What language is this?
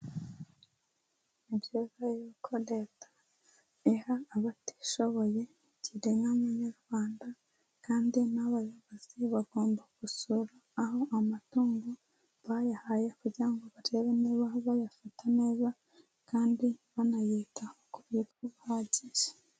Kinyarwanda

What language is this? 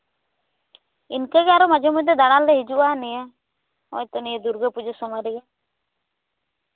Santali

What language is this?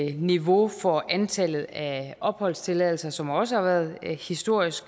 Danish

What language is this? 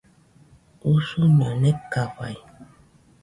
Nüpode Huitoto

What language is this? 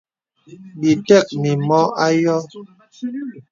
Bebele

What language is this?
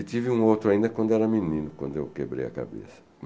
Portuguese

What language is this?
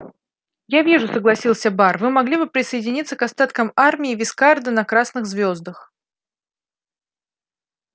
Russian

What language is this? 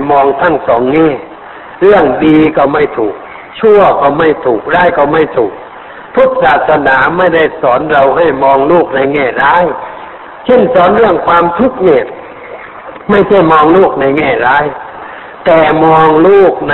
Thai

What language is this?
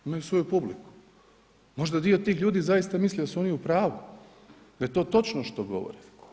Croatian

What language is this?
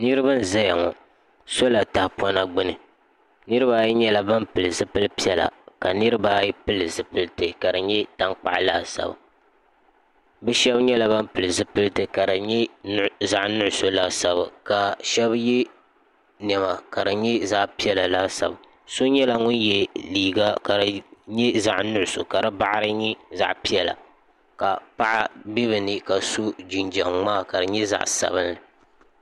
Dagbani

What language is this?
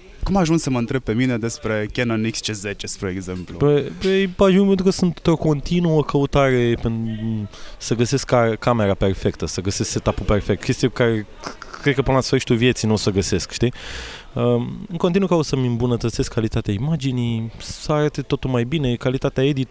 Romanian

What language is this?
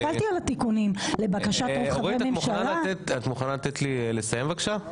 Hebrew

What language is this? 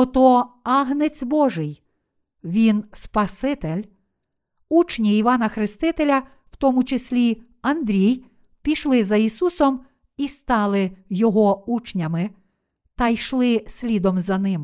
Ukrainian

